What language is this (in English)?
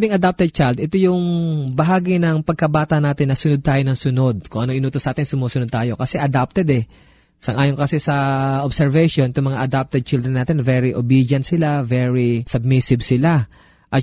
Filipino